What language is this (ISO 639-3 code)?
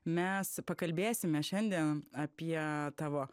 lit